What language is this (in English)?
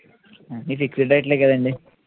Telugu